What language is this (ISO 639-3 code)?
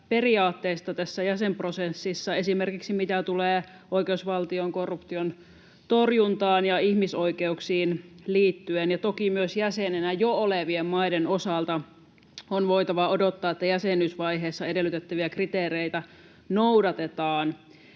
fin